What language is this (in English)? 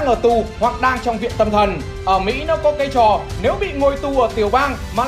Vietnamese